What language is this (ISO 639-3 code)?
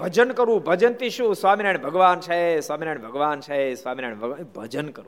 guj